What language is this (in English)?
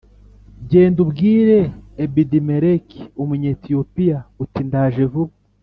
Kinyarwanda